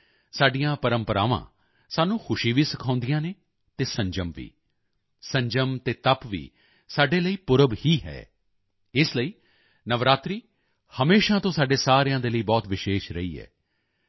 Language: Punjabi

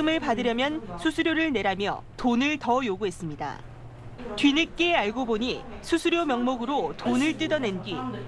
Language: Korean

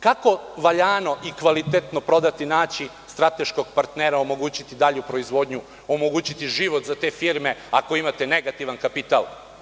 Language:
Serbian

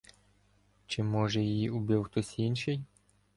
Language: Ukrainian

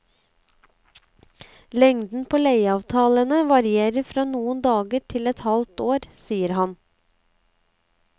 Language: Norwegian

